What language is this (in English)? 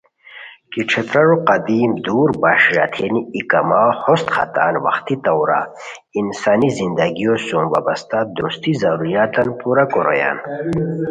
Khowar